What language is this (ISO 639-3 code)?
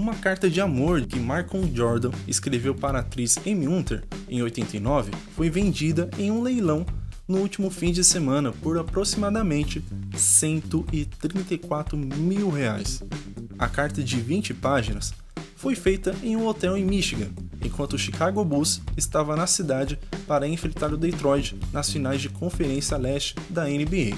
por